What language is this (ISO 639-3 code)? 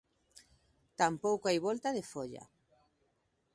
glg